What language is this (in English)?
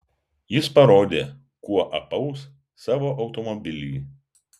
Lithuanian